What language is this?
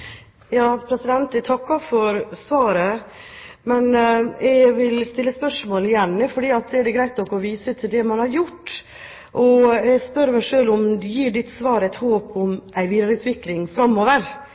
Norwegian Bokmål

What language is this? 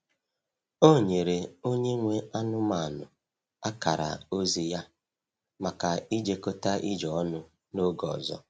Igbo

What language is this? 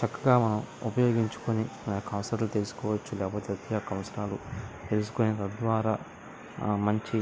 Telugu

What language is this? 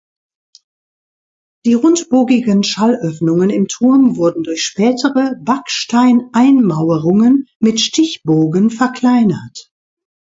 German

